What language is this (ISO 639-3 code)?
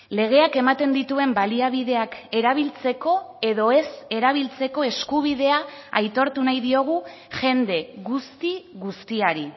eus